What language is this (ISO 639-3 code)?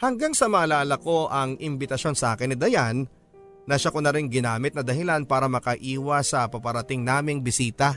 fil